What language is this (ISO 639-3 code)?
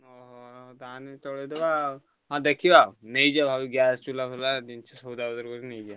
ori